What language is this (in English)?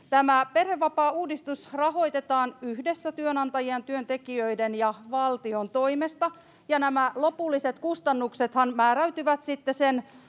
Finnish